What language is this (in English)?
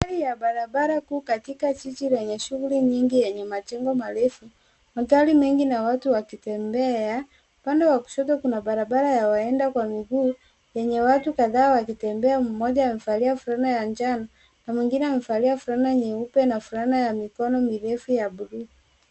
Swahili